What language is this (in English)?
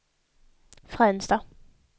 Swedish